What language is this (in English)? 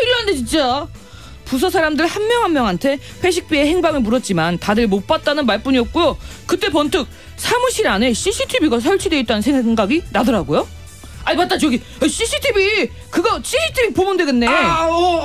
Korean